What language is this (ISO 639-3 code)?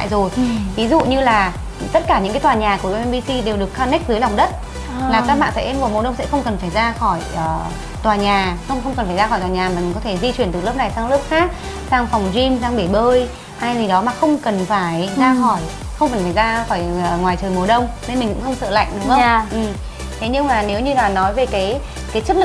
vie